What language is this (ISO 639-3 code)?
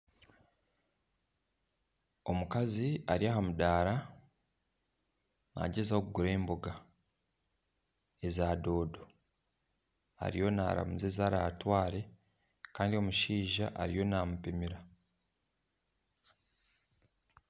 nyn